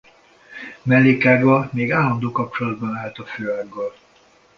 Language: Hungarian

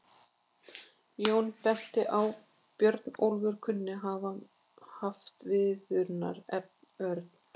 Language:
Icelandic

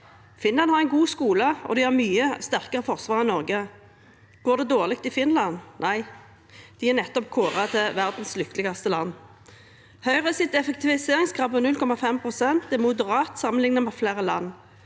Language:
Norwegian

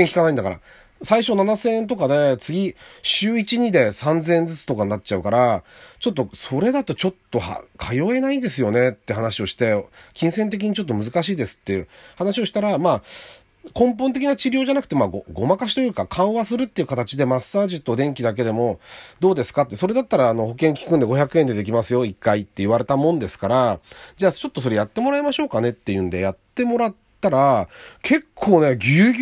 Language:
Japanese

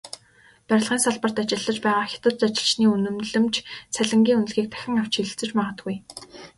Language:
Mongolian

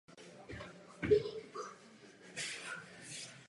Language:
Czech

